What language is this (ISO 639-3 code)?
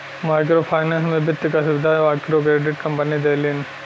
bho